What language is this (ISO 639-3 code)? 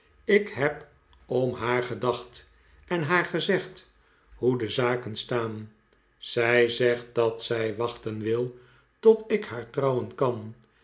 nld